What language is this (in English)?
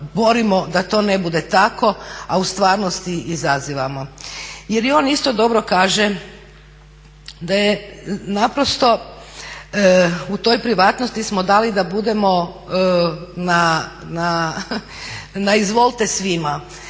Croatian